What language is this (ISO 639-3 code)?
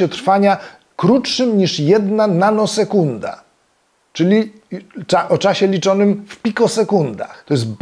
pol